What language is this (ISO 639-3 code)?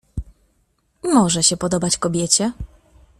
pol